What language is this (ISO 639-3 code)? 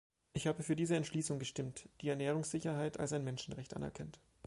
deu